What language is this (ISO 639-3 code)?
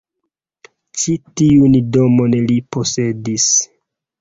epo